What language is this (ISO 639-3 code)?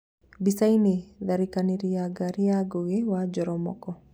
kik